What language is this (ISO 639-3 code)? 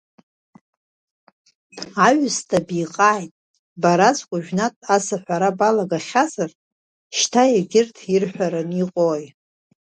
abk